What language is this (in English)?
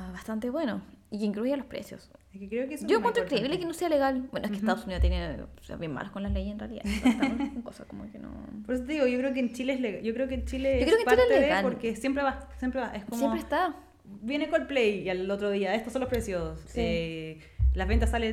Spanish